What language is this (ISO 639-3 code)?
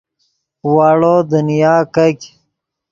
ydg